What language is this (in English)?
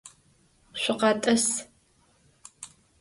Adyghe